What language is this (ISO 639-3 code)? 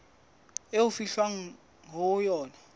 sot